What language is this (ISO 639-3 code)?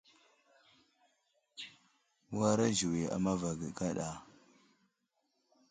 udl